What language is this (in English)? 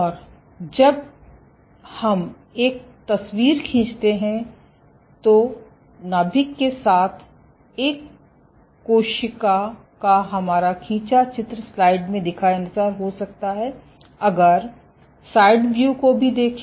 Hindi